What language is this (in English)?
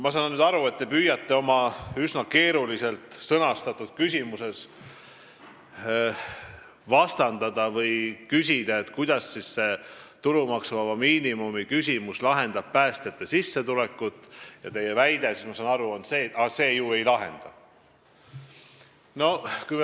Estonian